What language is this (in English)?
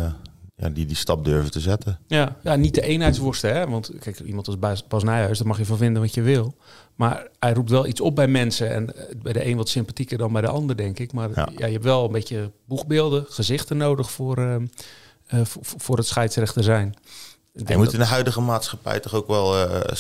Dutch